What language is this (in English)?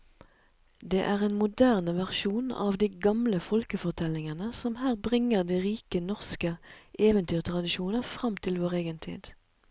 Norwegian